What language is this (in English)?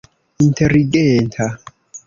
Esperanto